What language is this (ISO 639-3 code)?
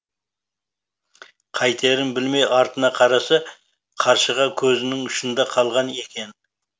kaz